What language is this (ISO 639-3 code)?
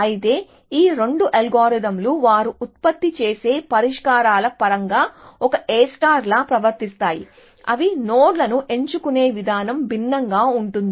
tel